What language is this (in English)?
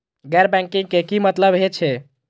Maithili